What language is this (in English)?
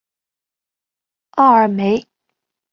Chinese